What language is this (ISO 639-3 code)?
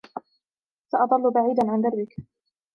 ara